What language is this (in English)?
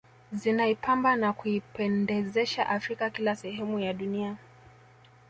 Swahili